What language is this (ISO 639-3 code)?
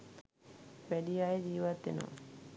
sin